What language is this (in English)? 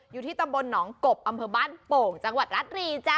Thai